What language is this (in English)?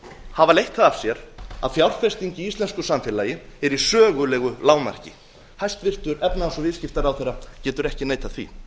Icelandic